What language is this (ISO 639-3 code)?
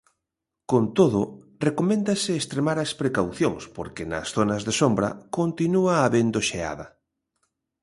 glg